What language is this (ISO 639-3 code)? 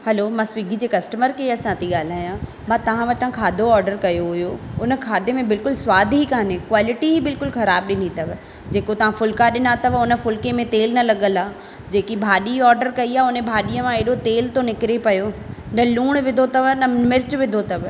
snd